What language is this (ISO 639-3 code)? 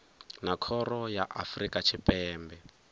ven